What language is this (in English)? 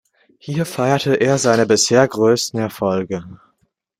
German